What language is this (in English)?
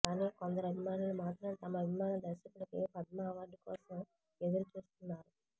Telugu